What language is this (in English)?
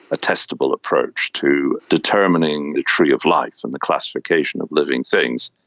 English